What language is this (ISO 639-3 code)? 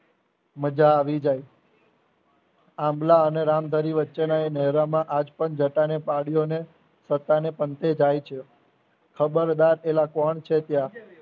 guj